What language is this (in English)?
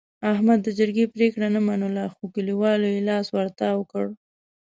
Pashto